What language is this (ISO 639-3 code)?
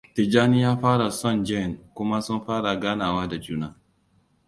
hau